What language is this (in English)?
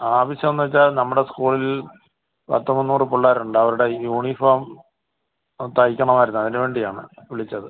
Malayalam